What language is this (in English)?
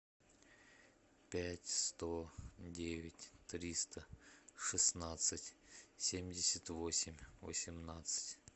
Russian